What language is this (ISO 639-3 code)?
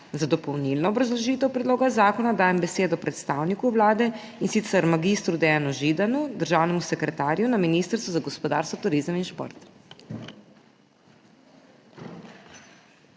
slv